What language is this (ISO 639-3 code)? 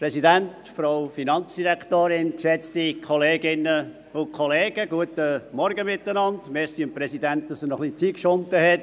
gsw